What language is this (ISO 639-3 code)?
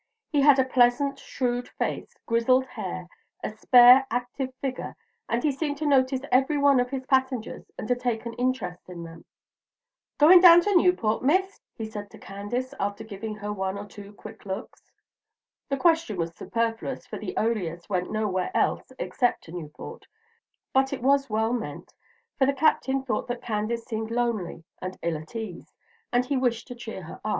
eng